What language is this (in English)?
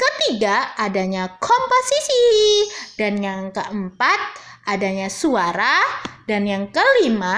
Indonesian